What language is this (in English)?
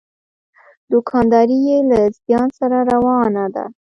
Pashto